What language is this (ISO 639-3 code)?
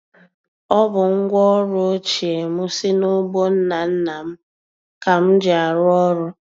ibo